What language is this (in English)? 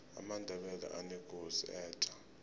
South Ndebele